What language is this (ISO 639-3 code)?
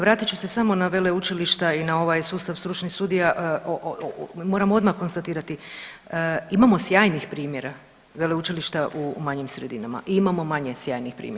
hrv